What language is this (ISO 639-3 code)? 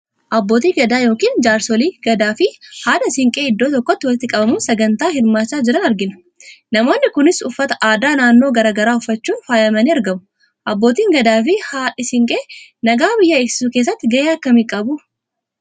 orm